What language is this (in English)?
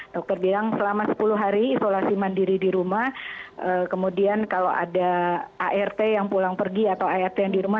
Indonesian